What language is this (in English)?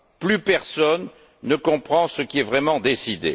French